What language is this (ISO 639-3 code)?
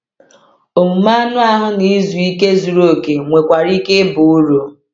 ibo